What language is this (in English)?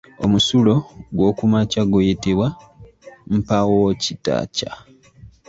Ganda